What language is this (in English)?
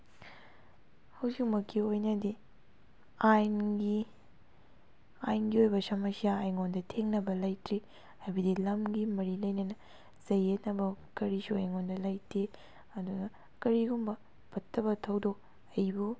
Manipuri